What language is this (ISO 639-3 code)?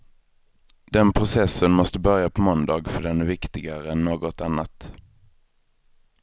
swe